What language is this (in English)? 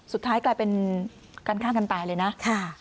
Thai